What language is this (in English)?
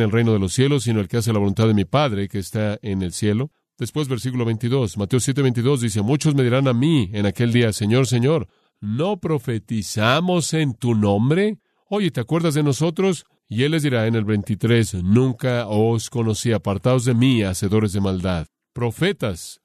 Spanish